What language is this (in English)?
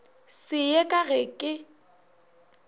Northern Sotho